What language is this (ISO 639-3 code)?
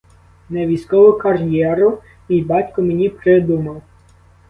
ukr